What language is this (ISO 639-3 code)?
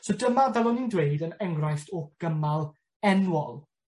cym